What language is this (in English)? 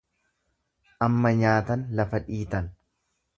Oromo